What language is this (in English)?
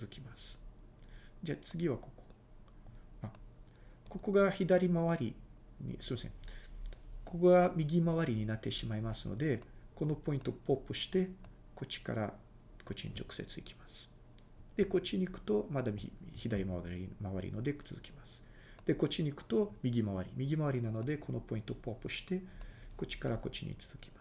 Japanese